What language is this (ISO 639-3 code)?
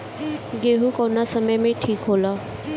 bho